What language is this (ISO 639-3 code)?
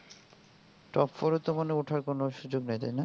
ben